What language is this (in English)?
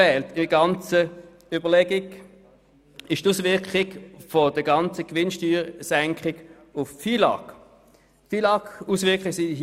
Swiss German